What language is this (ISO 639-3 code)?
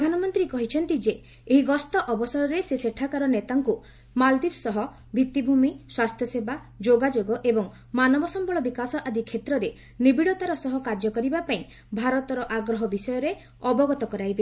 ori